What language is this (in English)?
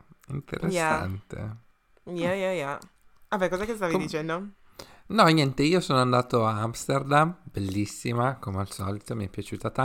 Italian